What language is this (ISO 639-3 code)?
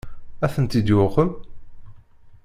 kab